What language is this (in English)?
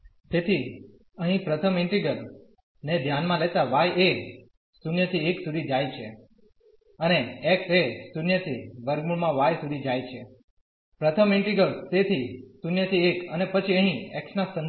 Gujarati